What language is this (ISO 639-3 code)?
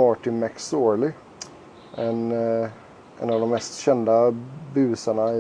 swe